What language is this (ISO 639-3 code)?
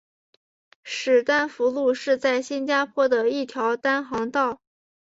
zho